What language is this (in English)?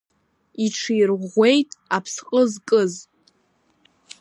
Abkhazian